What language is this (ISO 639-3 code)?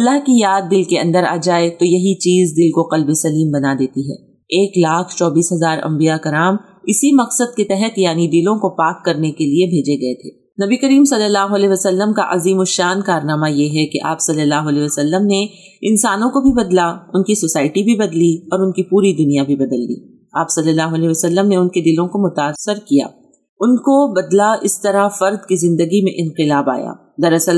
urd